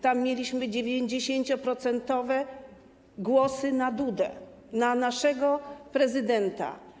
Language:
Polish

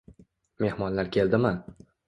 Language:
Uzbek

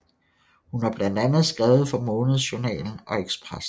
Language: Danish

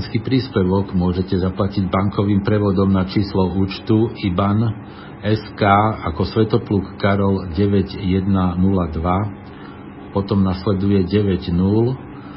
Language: Slovak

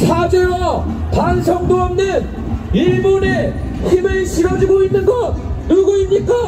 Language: Korean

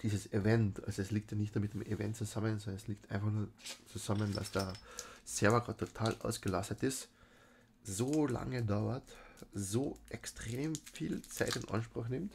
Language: German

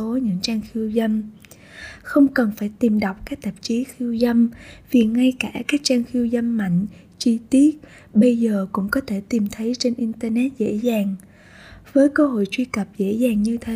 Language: Vietnamese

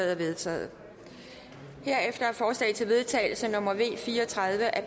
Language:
Danish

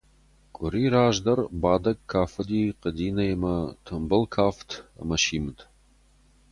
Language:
Ossetic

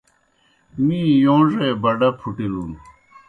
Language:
Kohistani Shina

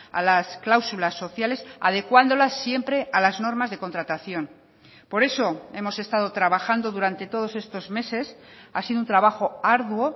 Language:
Spanish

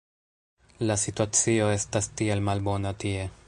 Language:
Esperanto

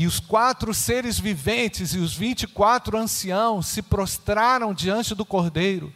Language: Portuguese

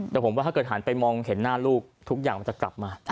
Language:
Thai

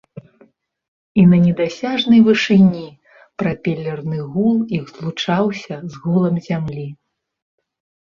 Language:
Belarusian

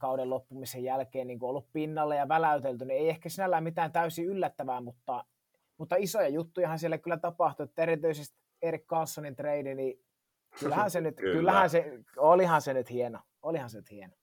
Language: Finnish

